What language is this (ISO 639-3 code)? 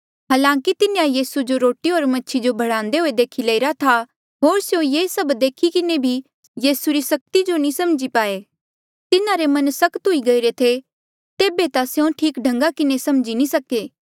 mjl